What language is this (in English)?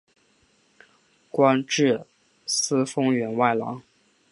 Chinese